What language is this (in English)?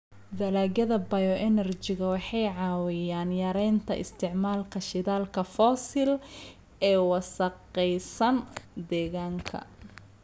Somali